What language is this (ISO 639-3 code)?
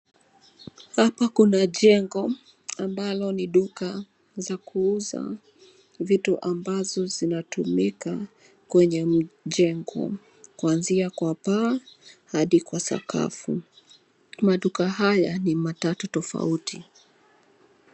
swa